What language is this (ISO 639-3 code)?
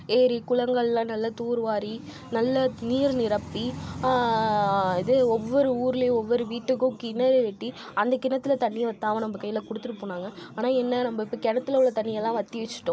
tam